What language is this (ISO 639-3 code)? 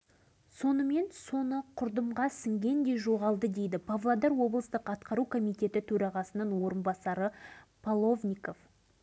kaz